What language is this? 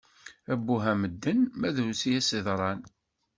Kabyle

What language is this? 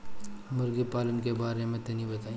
Bhojpuri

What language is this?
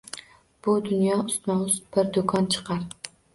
Uzbek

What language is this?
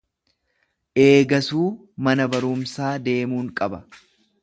Oromo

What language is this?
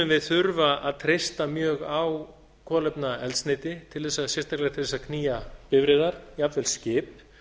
Icelandic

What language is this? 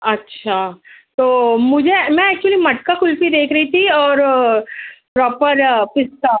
Urdu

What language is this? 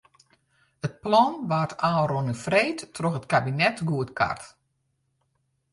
Western Frisian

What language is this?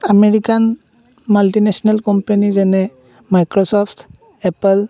Assamese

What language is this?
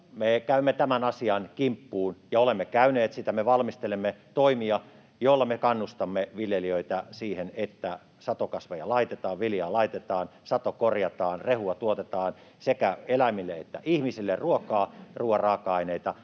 Finnish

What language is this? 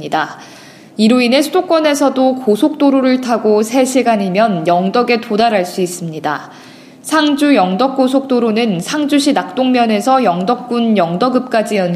Korean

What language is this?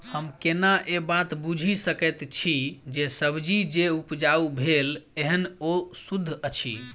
Maithili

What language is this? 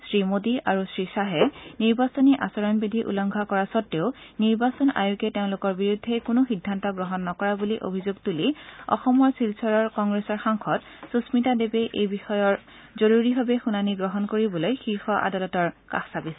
Assamese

